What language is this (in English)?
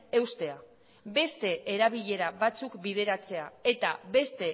Basque